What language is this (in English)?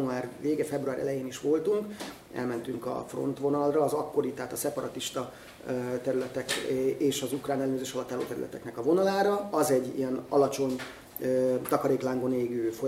Hungarian